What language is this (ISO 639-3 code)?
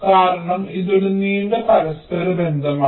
mal